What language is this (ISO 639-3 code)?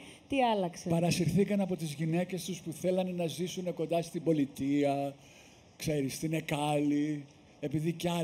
ell